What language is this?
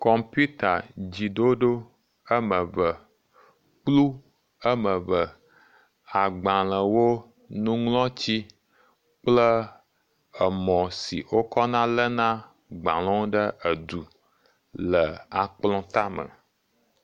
Ewe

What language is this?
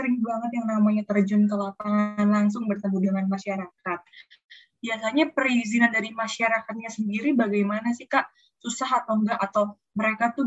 Indonesian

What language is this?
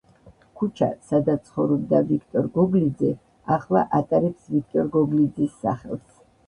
Georgian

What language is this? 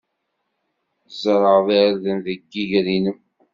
Kabyle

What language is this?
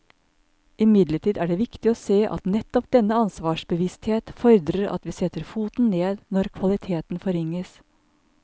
Norwegian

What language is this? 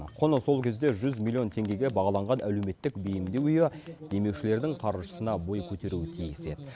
Kazakh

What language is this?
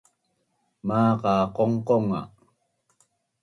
Bunun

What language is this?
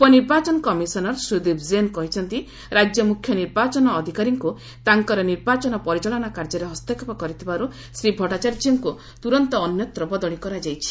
Odia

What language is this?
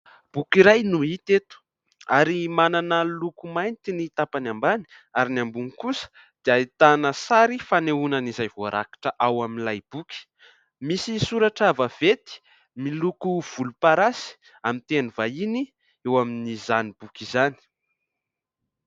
Malagasy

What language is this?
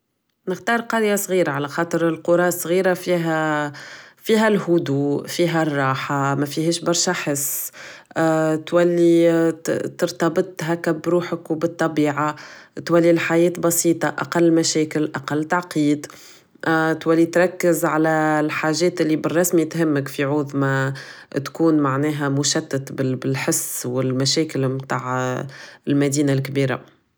Tunisian Arabic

